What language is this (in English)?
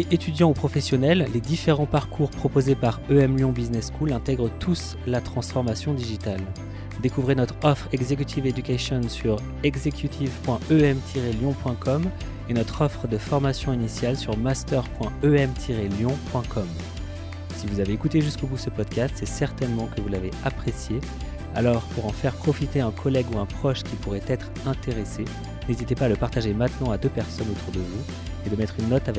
French